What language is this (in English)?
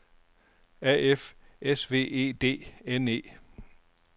Danish